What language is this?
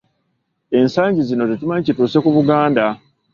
Ganda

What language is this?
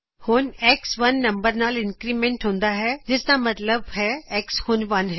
Punjabi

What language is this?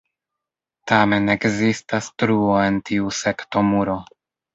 Esperanto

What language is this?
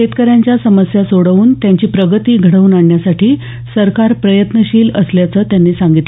Marathi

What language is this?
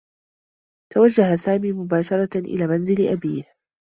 Arabic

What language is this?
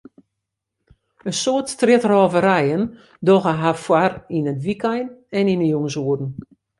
Western Frisian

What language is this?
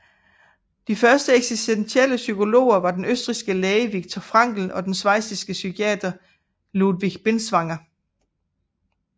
Danish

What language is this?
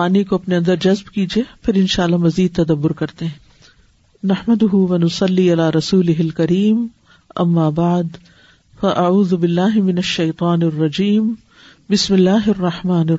Urdu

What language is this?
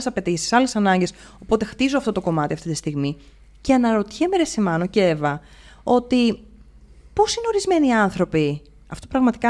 Greek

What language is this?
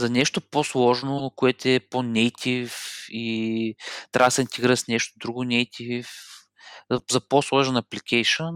Bulgarian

